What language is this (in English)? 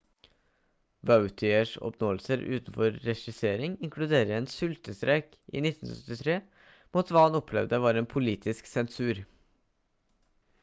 Norwegian Bokmål